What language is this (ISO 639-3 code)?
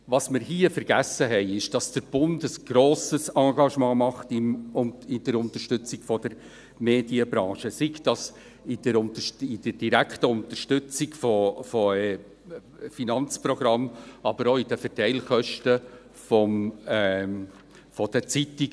gsw